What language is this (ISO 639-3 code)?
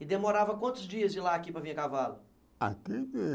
por